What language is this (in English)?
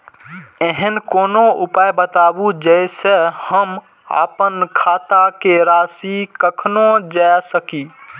Maithili